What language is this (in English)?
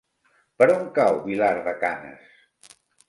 Catalan